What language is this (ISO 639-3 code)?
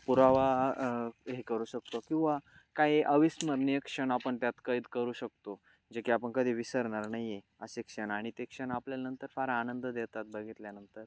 mar